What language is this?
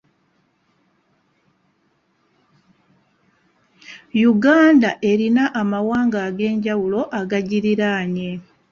Ganda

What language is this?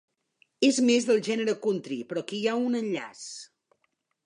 Catalan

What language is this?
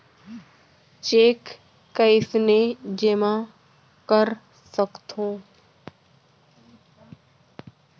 Chhattisgarhi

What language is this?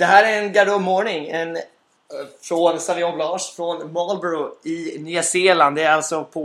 Swedish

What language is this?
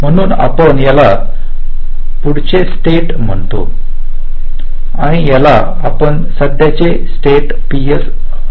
Marathi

